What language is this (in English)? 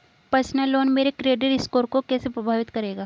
Hindi